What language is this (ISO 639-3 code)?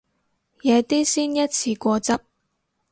yue